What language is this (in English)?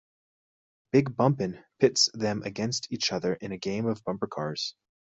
English